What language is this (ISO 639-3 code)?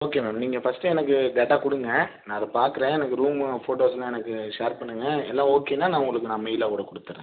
tam